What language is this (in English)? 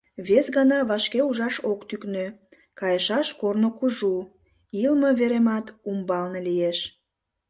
Mari